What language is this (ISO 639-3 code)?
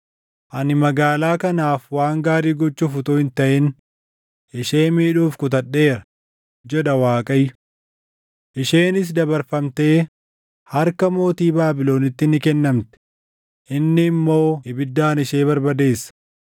orm